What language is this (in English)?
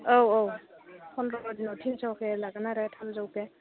Bodo